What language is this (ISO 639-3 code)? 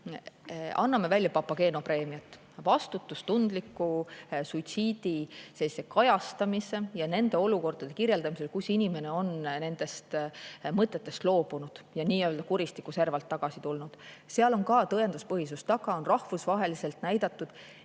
est